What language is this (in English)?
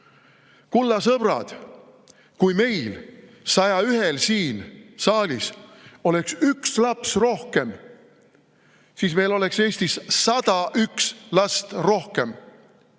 Estonian